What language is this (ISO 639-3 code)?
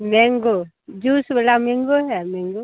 hin